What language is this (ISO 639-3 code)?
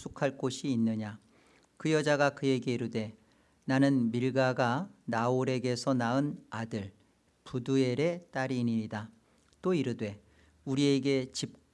kor